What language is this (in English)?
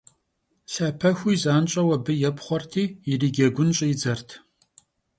Kabardian